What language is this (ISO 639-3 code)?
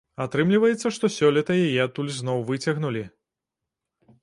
bel